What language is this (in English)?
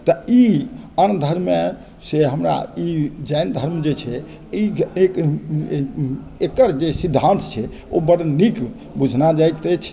Maithili